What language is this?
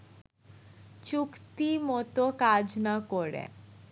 Bangla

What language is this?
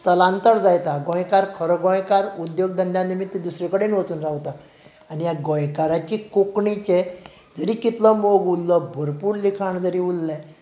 Konkani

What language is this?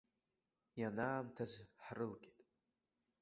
Abkhazian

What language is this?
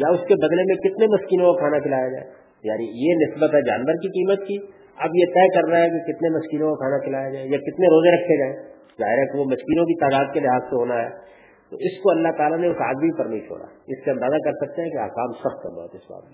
Urdu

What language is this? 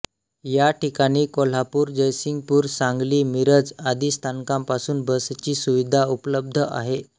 Marathi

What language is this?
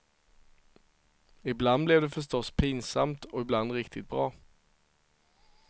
Swedish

